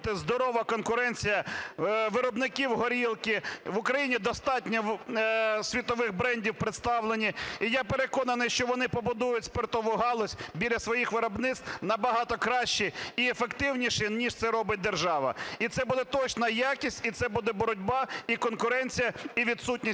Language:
Ukrainian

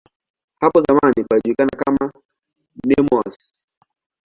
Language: Swahili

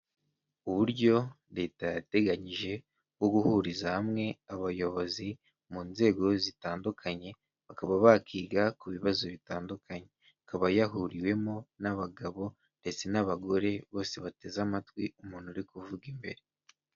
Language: Kinyarwanda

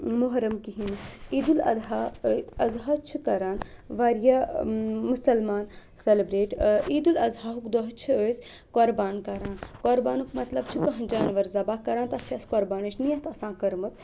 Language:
Kashmiri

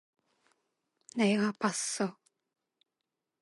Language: Korean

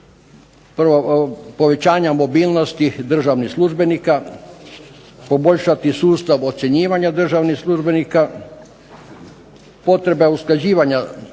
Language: Croatian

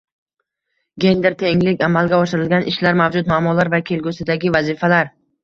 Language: Uzbek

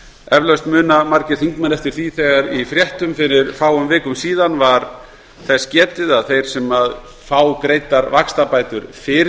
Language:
Icelandic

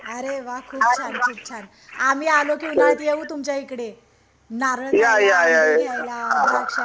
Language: Marathi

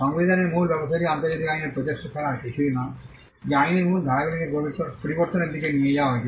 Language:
Bangla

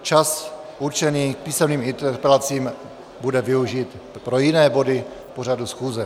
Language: Czech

